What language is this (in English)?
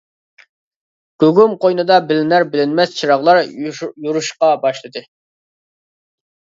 Uyghur